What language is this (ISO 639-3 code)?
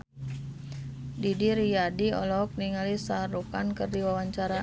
sun